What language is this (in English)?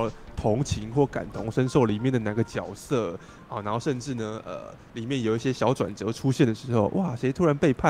Chinese